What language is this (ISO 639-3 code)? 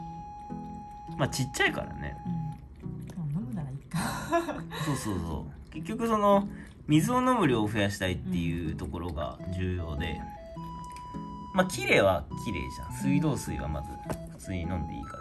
jpn